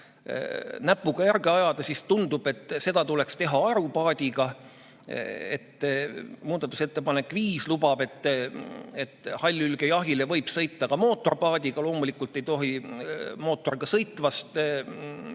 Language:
Estonian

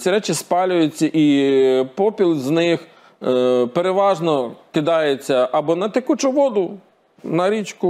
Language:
Ukrainian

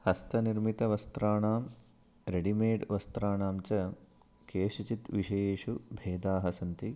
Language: Sanskrit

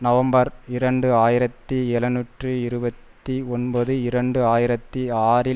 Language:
Tamil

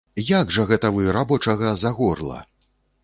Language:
Belarusian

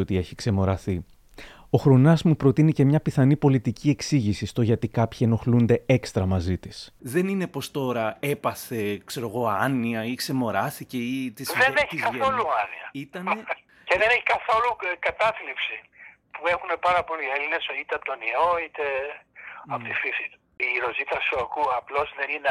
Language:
Greek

